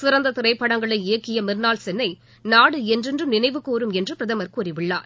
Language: Tamil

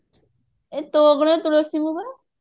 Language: Odia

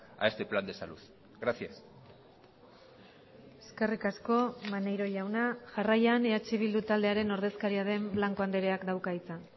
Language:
Basque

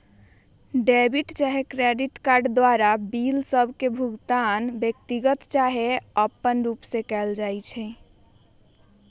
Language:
Magahi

